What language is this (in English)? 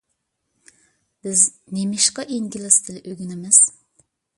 Uyghur